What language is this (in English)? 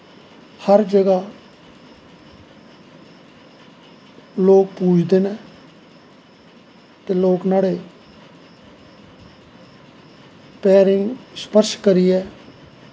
Dogri